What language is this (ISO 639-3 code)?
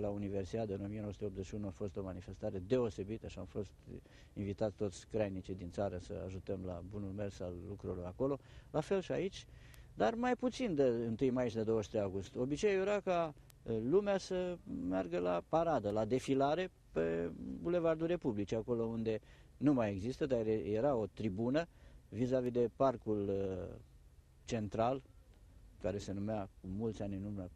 ron